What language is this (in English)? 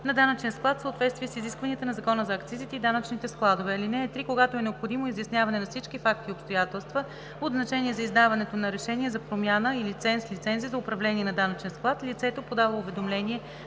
Bulgarian